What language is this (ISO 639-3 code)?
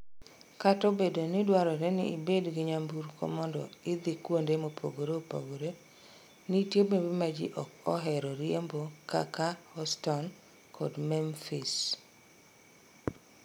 luo